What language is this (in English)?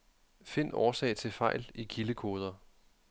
Danish